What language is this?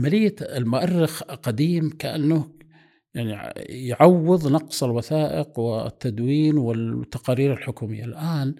Arabic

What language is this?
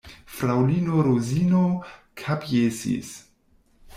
Esperanto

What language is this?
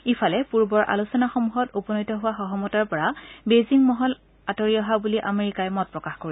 Assamese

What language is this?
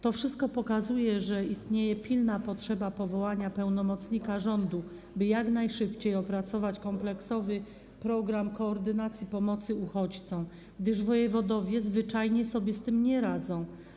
Polish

